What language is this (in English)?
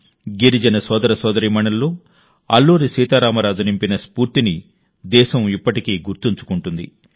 Telugu